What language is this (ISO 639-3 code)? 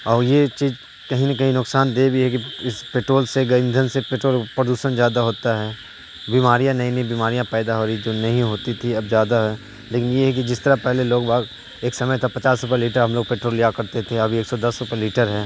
urd